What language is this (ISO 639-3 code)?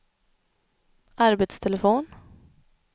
swe